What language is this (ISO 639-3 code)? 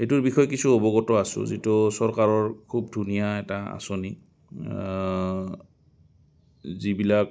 asm